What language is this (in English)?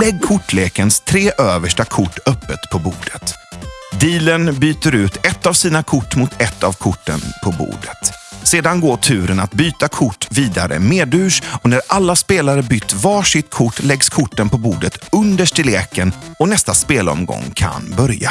Swedish